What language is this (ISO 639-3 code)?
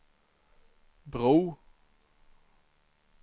swe